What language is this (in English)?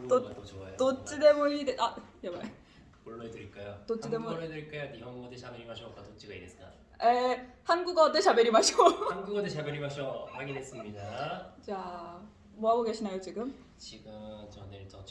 Korean